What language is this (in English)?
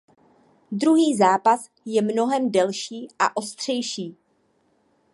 Czech